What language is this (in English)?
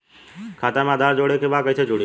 Bhojpuri